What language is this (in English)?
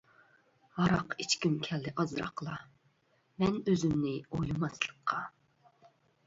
Uyghur